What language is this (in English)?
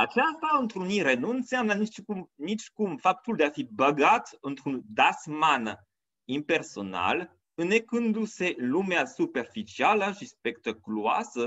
Romanian